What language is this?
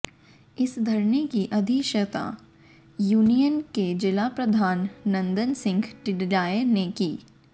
Hindi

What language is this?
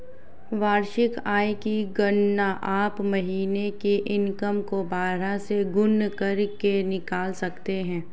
Hindi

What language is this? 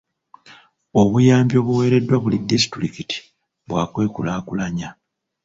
Ganda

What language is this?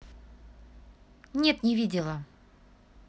Russian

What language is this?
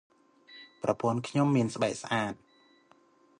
Khmer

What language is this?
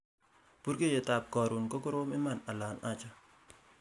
Kalenjin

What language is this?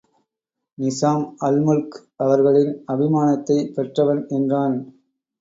Tamil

